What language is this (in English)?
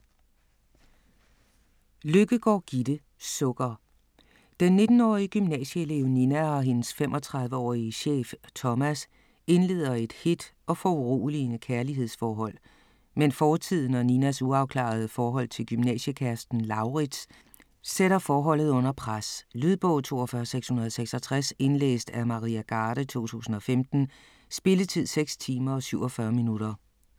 Danish